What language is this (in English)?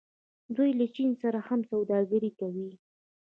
Pashto